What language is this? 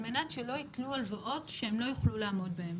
Hebrew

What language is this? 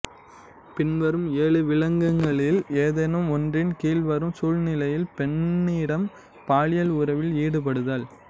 Tamil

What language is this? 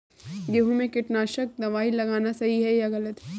Hindi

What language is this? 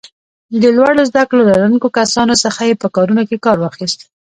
Pashto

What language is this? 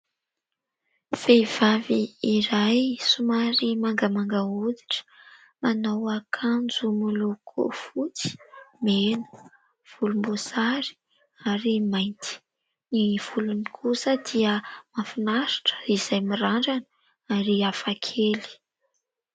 Malagasy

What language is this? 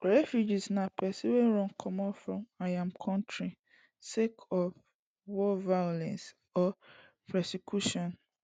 Nigerian Pidgin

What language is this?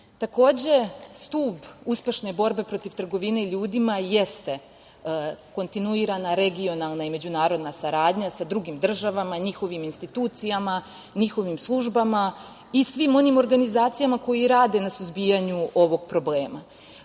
Serbian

